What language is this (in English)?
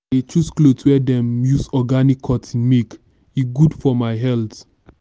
Nigerian Pidgin